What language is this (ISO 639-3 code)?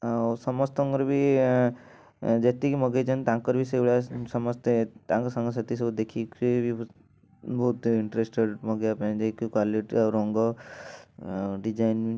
ori